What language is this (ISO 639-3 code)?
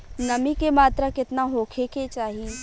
bho